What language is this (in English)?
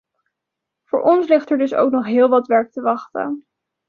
Dutch